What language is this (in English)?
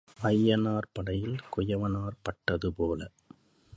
Tamil